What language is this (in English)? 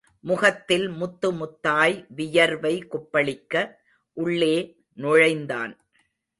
Tamil